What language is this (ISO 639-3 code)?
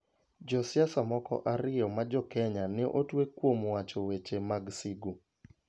luo